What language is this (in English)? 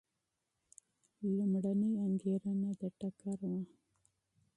Pashto